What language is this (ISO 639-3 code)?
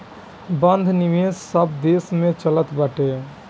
bho